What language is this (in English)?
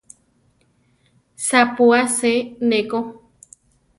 Central Tarahumara